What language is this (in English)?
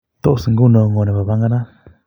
Kalenjin